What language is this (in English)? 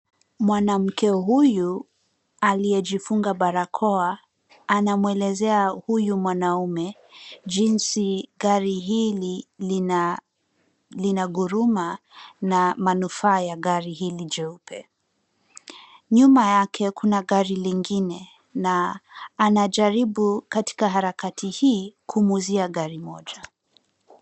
Swahili